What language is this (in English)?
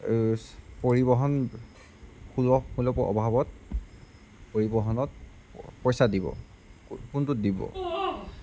Assamese